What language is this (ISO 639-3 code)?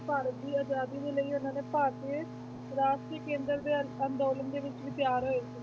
pan